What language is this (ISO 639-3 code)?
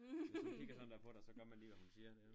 dan